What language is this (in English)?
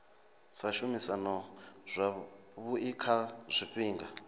Venda